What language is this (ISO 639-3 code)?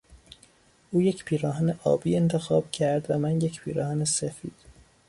fas